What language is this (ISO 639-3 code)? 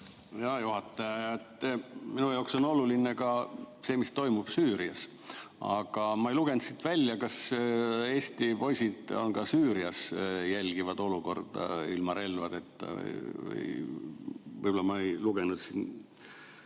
est